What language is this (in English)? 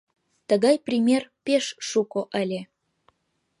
Mari